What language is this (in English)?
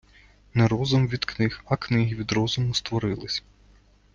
Ukrainian